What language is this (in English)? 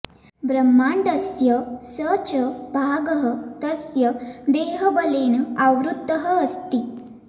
Sanskrit